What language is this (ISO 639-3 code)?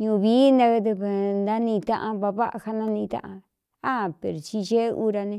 xtu